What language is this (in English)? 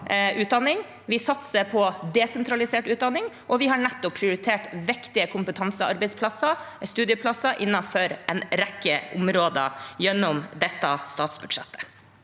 Norwegian